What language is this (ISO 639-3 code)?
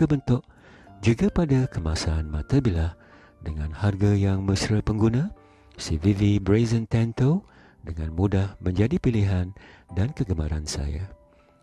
msa